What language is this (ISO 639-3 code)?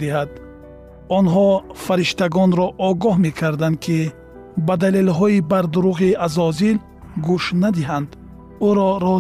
fas